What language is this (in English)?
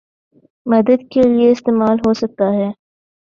Urdu